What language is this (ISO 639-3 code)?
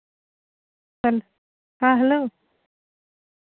sat